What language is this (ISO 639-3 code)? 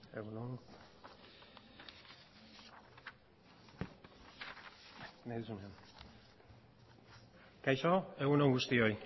eus